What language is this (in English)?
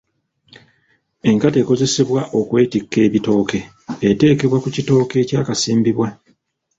Ganda